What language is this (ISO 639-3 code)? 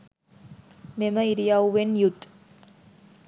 sin